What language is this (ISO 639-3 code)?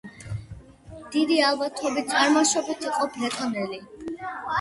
kat